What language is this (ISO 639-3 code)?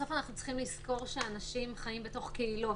heb